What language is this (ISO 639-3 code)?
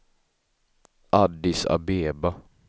swe